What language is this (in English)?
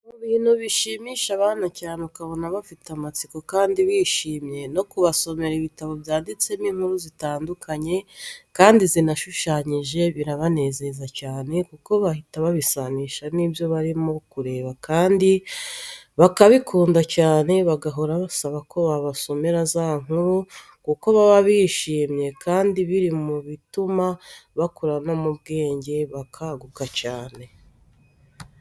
Kinyarwanda